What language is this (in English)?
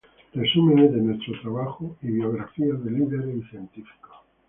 Spanish